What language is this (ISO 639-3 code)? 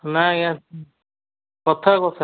ori